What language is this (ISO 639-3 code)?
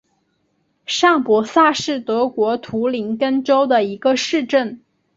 zho